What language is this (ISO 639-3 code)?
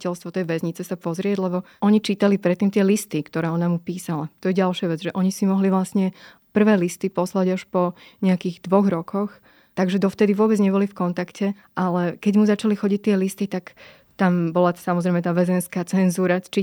slk